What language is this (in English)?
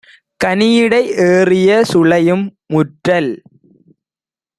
Tamil